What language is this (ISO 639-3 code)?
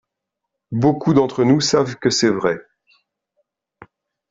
fra